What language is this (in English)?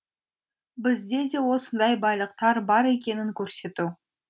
Kazakh